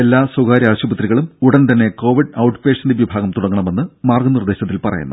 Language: Malayalam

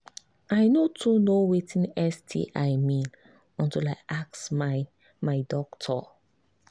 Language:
Nigerian Pidgin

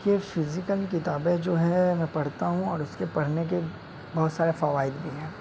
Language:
Urdu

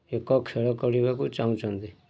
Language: Odia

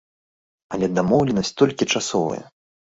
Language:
Belarusian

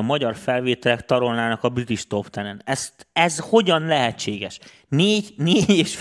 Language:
Hungarian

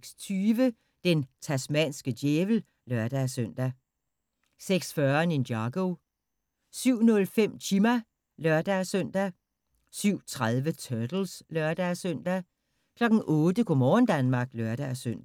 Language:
Danish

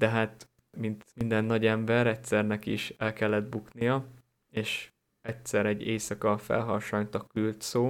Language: Hungarian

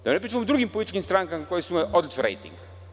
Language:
Serbian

